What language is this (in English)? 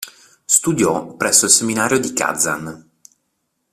Italian